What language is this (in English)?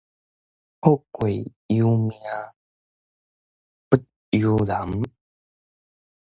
Min Nan Chinese